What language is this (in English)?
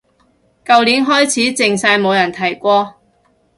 Cantonese